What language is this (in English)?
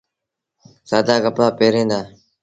Sindhi Bhil